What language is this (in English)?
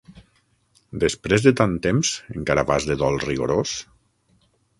Catalan